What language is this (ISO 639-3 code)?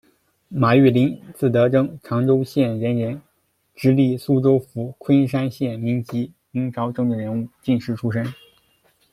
zho